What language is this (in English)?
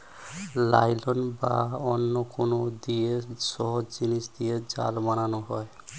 Bangla